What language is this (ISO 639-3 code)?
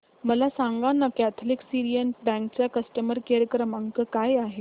mar